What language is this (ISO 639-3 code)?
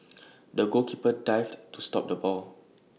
eng